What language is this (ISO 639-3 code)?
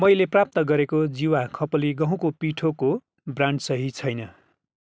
nep